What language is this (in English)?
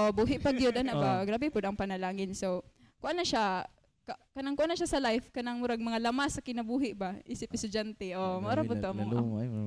Filipino